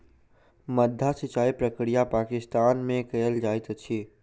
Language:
Maithili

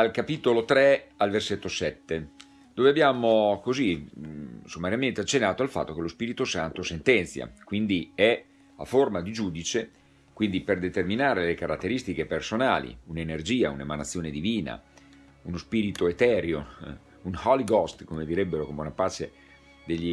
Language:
Italian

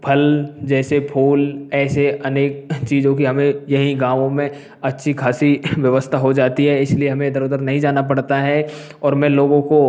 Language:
Hindi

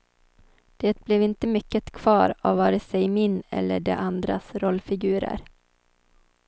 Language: Swedish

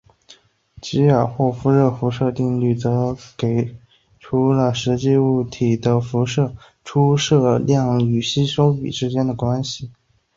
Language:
Chinese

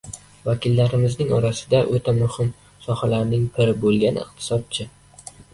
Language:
Uzbek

